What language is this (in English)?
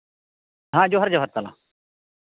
Santali